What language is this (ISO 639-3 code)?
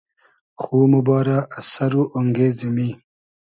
haz